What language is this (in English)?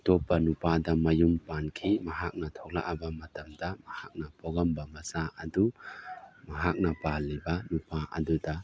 Manipuri